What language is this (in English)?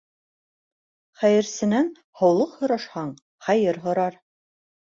Bashkir